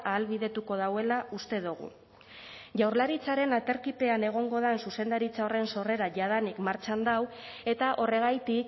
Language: Basque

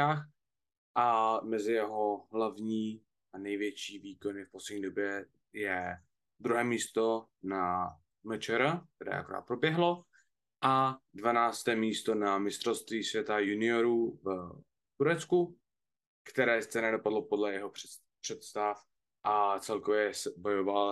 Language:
Czech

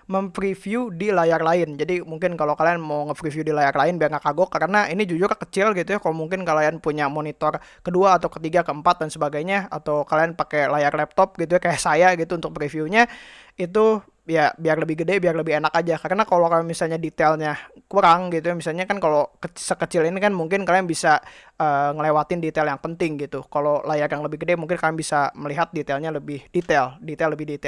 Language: Indonesian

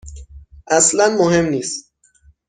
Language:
Persian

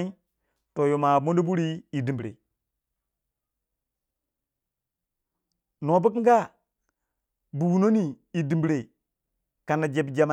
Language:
Waja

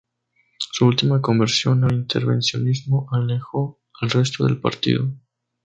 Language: Spanish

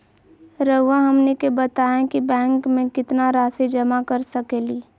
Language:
Magahi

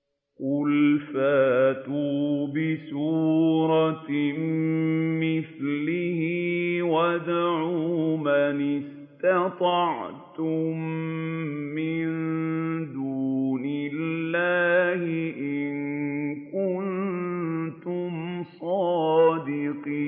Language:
Arabic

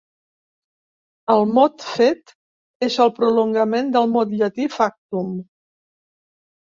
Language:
Catalan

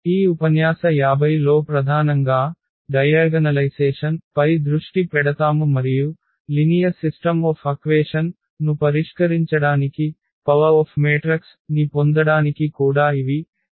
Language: Telugu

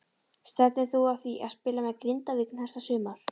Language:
Icelandic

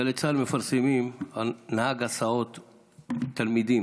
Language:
Hebrew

